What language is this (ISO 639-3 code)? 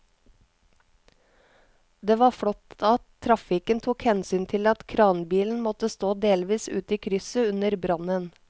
nor